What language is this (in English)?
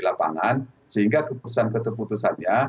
Indonesian